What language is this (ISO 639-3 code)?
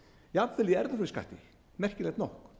isl